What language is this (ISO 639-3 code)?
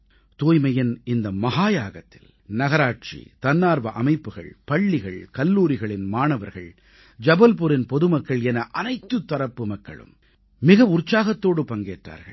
tam